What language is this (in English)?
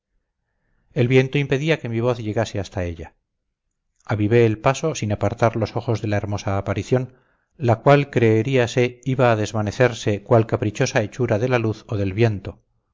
Spanish